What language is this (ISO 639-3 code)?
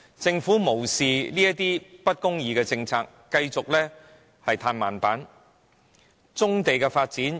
yue